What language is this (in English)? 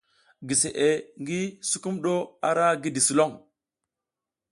South Giziga